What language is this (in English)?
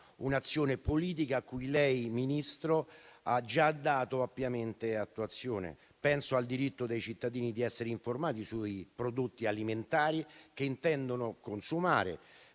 Italian